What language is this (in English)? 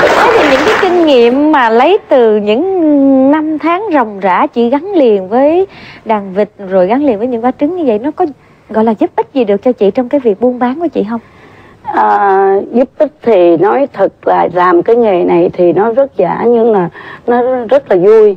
Vietnamese